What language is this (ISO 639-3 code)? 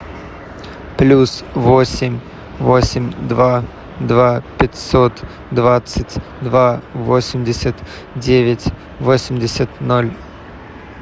rus